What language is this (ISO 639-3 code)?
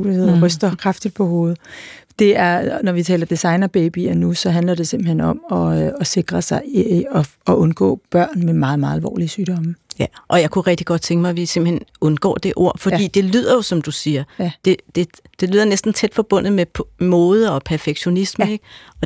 dan